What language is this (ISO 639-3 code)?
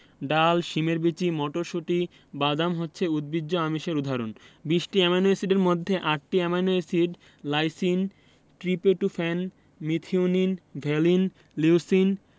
ben